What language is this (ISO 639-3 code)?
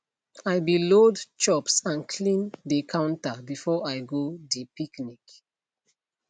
pcm